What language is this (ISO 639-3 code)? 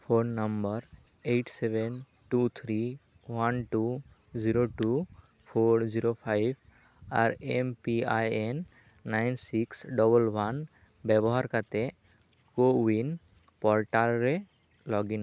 sat